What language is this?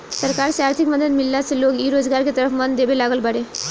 Bhojpuri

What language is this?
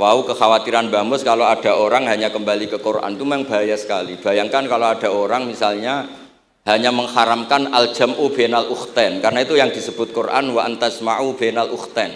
Indonesian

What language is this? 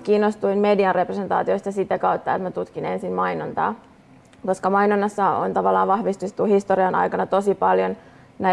Finnish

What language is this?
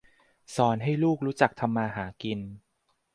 Thai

